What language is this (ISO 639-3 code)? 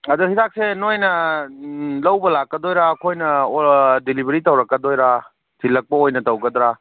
mni